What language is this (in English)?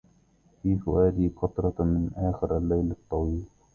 Arabic